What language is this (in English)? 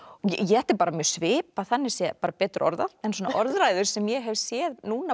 Icelandic